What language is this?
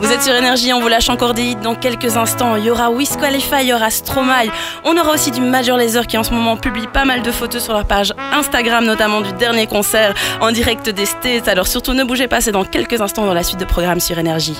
French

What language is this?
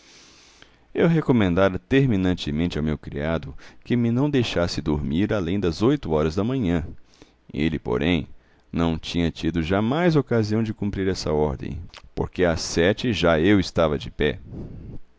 Portuguese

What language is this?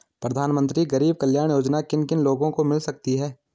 Hindi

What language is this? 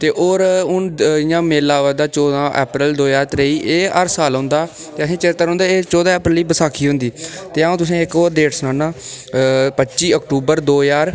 Dogri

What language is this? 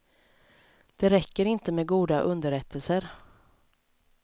Swedish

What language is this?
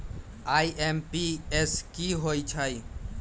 Magahi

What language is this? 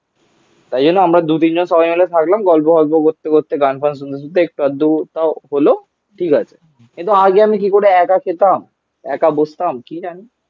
Bangla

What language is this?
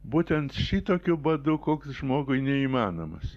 Lithuanian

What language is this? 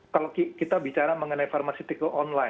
Indonesian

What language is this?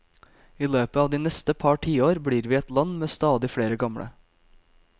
Norwegian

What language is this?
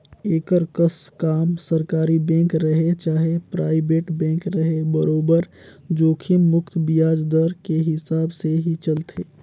Chhattisgarhi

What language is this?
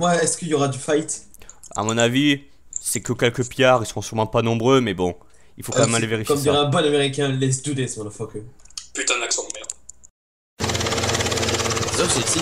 French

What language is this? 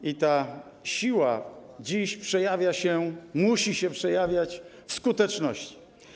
Polish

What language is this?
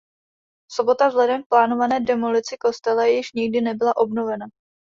Czech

